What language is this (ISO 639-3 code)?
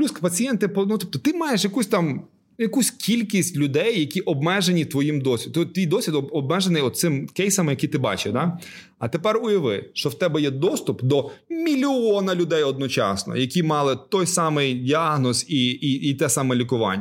ukr